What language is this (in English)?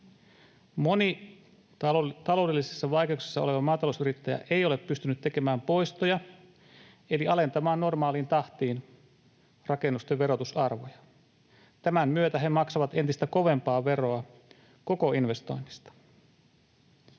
Finnish